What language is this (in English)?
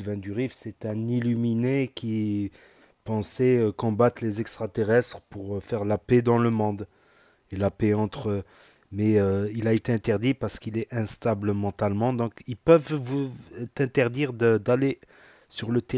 French